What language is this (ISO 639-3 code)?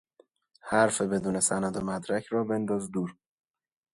fas